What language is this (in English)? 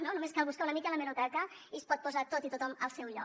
Catalan